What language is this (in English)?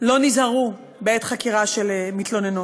Hebrew